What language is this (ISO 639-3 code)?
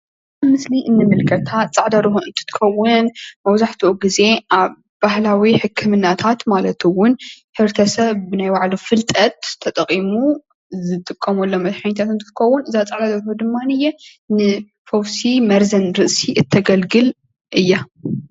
tir